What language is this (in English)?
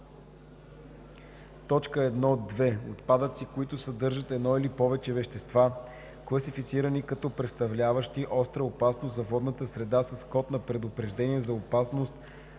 Bulgarian